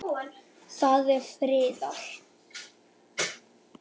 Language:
Icelandic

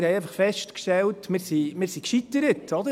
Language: Swiss German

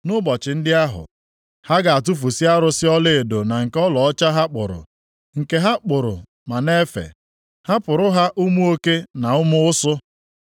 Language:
Igbo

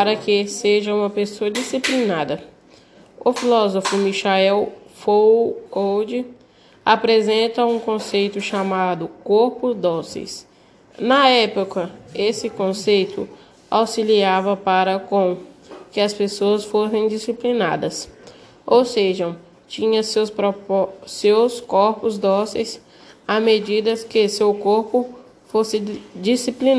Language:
Portuguese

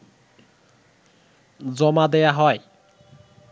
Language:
Bangla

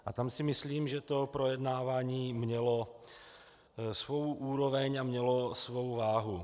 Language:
Czech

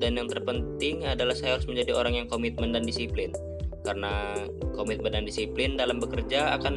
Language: Indonesian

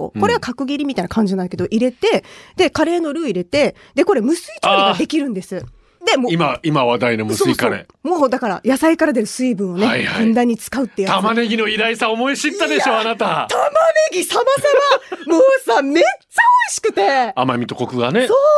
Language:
Japanese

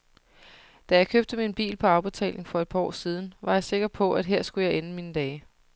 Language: Danish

